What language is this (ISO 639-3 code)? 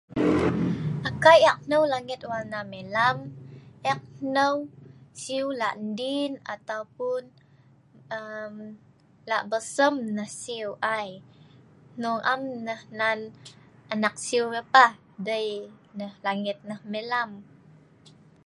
snv